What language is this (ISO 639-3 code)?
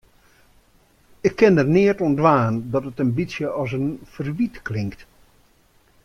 fry